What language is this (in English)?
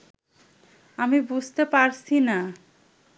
Bangla